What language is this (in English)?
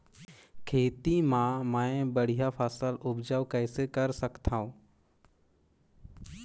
Chhattisgarhi